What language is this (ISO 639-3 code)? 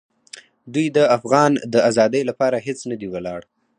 pus